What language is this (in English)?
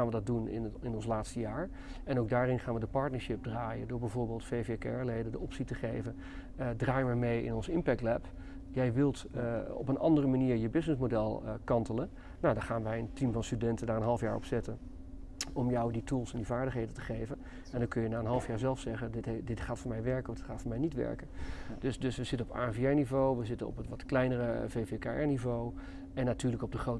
Dutch